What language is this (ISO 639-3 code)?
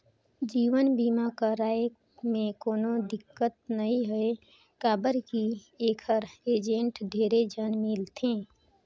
hne